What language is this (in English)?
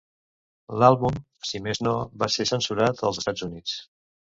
Catalan